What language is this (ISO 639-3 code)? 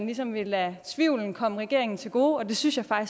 dan